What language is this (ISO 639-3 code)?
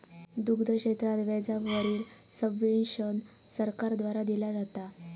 mar